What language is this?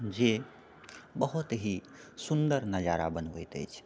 Maithili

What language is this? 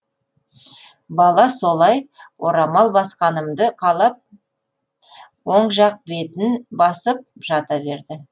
Kazakh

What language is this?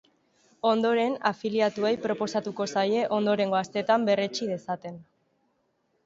Basque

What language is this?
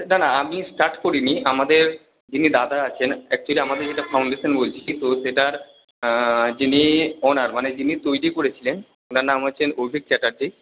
Bangla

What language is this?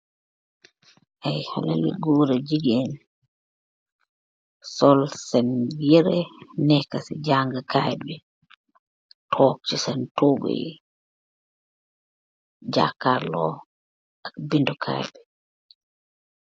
Wolof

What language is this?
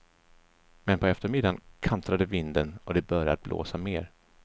Swedish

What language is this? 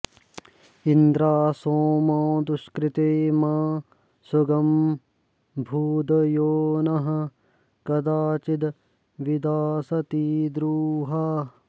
Sanskrit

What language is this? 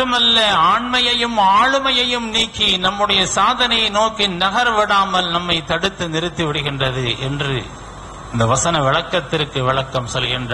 Arabic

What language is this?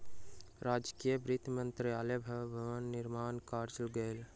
Maithili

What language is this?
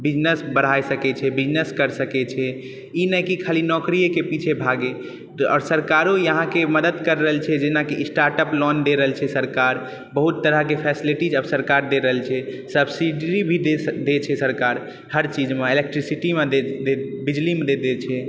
Maithili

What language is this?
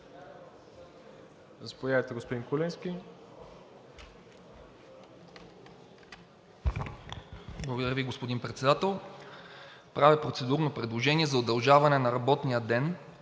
Bulgarian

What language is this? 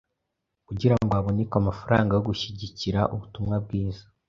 Kinyarwanda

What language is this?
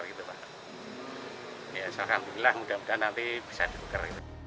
Indonesian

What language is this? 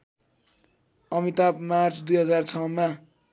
Nepali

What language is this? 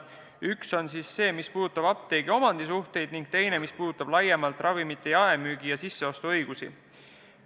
Estonian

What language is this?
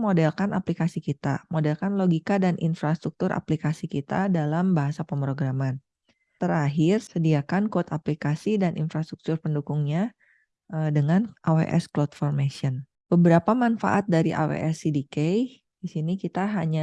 Indonesian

